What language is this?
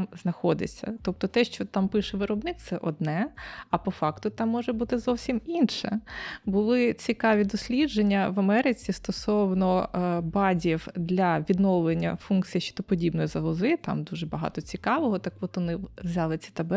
Ukrainian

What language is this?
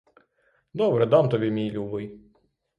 Ukrainian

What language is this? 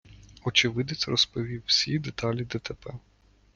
Ukrainian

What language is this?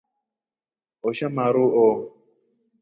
Rombo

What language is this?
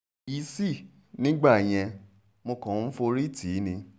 Yoruba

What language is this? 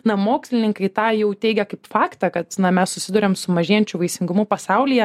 Lithuanian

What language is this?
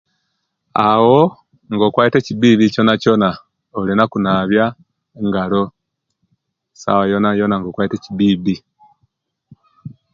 Kenyi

